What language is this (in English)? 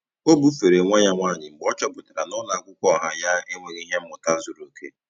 Igbo